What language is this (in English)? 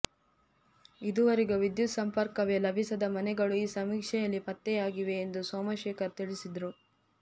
Kannada